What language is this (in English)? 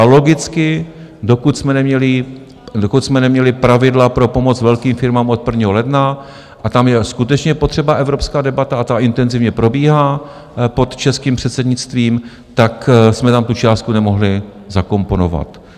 Czech